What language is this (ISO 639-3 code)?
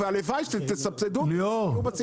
heb